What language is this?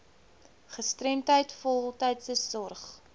Afrikaans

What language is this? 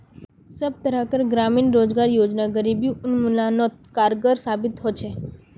Magahi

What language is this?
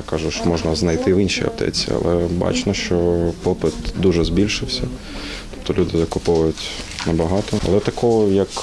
Ukrainian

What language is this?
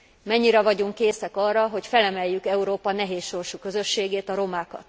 Hungarian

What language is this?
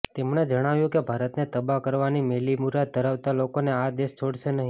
Gujarati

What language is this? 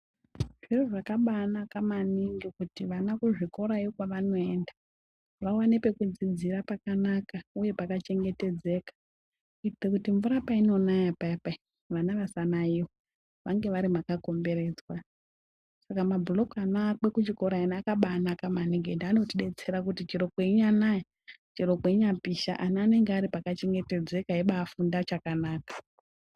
Ndau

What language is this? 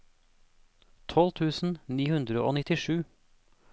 Norwegian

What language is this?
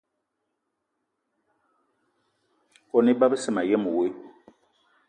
Eton (Cameroon)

